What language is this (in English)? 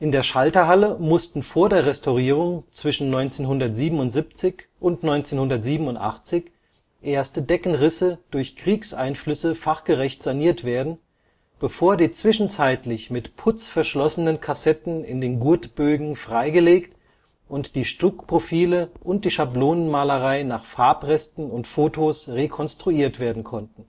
German